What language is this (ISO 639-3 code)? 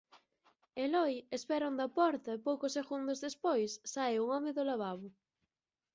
glg